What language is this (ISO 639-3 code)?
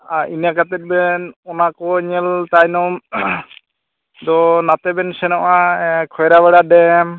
sat